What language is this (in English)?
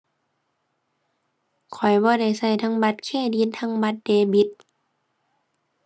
Thai